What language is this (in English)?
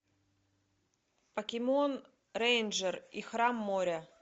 Russian